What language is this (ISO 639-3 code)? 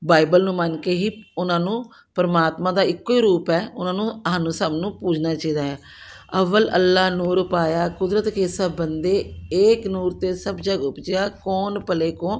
pan